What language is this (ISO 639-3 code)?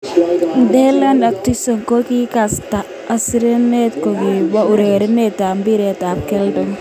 kln